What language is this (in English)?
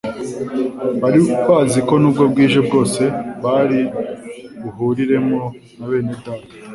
Kinyarwanda